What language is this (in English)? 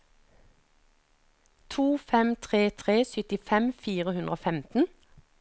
Norwegian